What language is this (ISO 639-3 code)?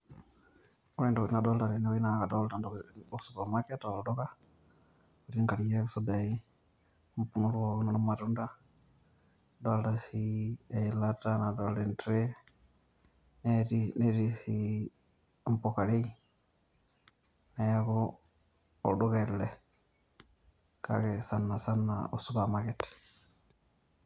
mas